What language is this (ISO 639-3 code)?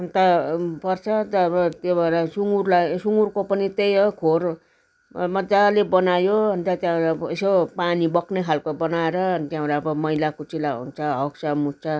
nep